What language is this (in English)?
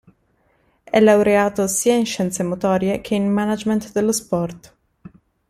Italian